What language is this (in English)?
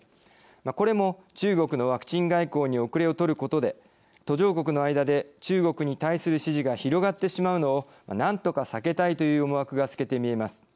Japanese